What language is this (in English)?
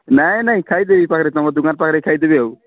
Odia